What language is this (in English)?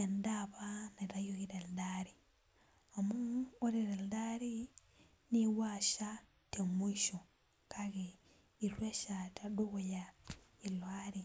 Masai